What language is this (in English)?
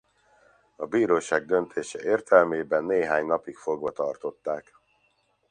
Hungarian